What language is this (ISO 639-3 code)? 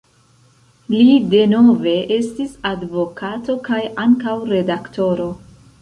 epo